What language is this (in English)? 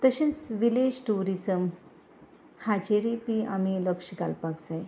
Konkani